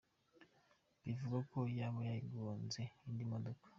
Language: Kinyarwanda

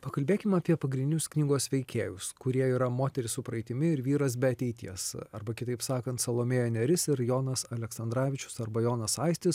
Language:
Lithuanian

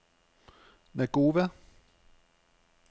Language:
Danish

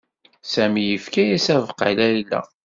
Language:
Kabyle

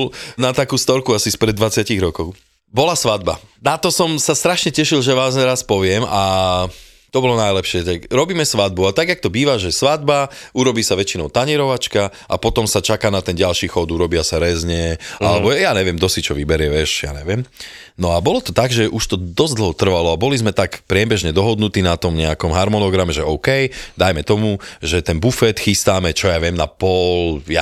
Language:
Slovak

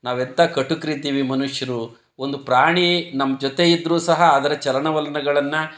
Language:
Kannada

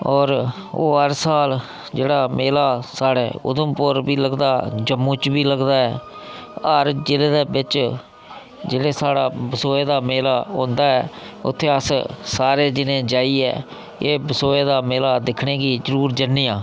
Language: Dogri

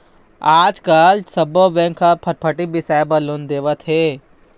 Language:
Chhattisgarhi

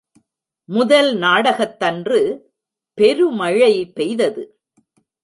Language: Tamil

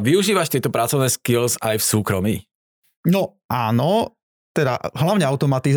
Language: Slovak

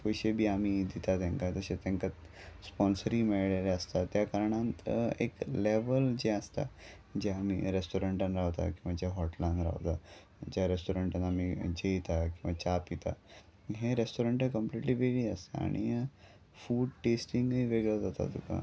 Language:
Konkani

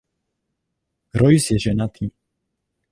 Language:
Czech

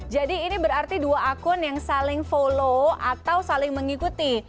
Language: Indonesian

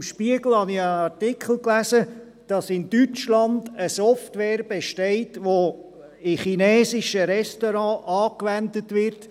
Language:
Swiss German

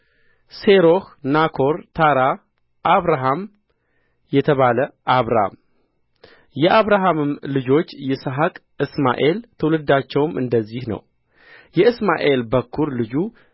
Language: Amharic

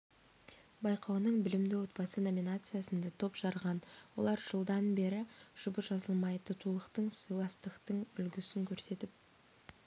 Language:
Kazakh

